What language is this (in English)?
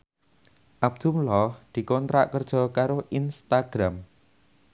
Javanese